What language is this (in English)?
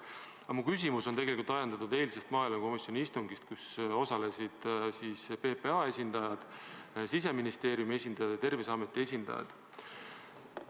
Estonian